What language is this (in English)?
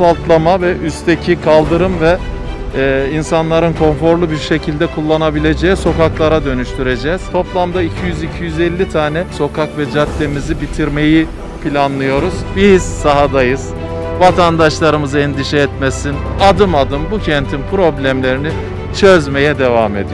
Turkish